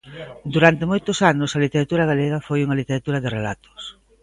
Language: Galician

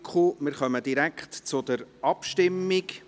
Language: Swiss German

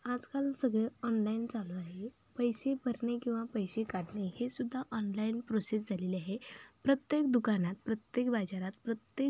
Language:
Marathi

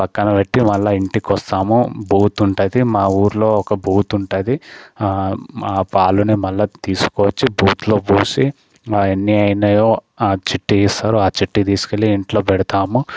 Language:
Telugu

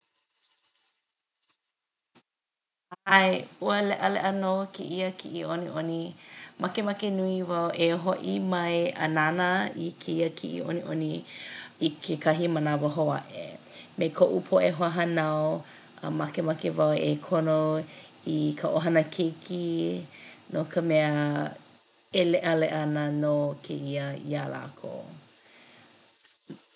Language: Hawaiian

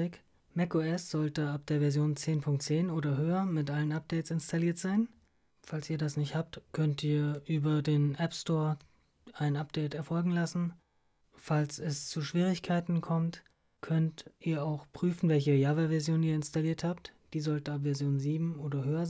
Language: German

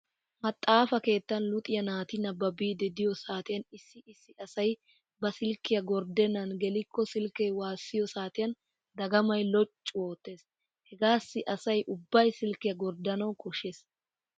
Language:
Wolaytta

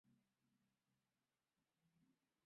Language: Bangla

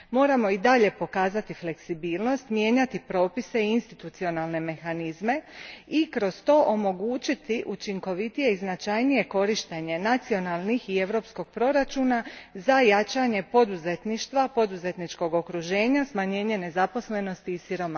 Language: Croatian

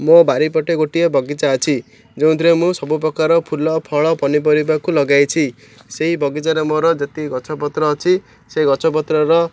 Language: Odia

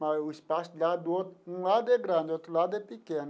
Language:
Portuguese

